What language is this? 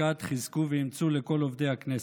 Hebrew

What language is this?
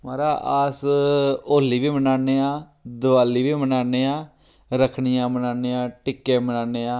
Dogri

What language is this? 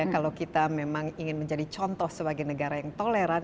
Indonesian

